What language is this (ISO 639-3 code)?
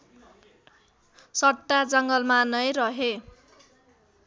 nep